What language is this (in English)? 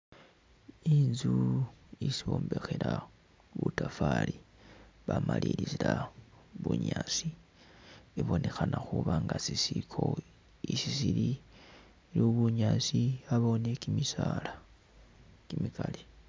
Masaaba